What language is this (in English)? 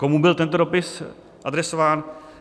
Czech